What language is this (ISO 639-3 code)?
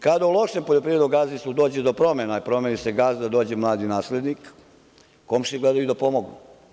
srp